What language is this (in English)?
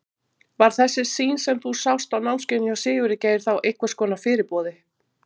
Icelandic